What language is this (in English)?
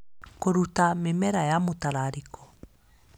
Kikuyu